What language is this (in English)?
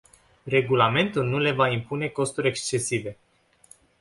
Romanian